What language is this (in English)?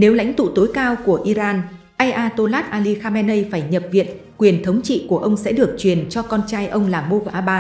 Vietnamese